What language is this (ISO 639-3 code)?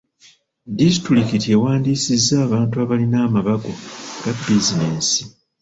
lug